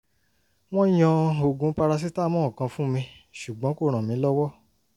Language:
Yoruba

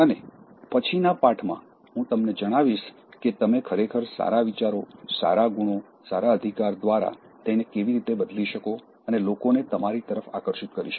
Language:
Gujarati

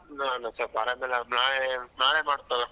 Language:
Kannada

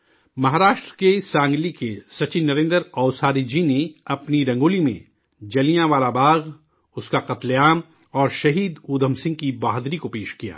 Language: Urdu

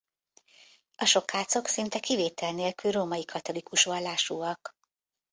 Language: Hungarian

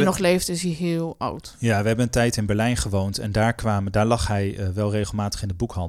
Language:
Dutch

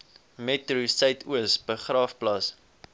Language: Afrikaans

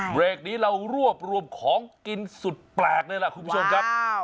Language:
Thai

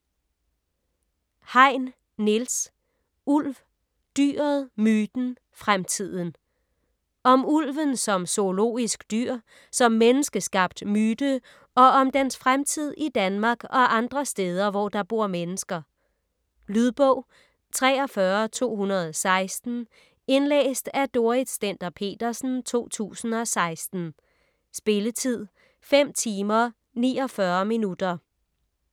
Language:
Danish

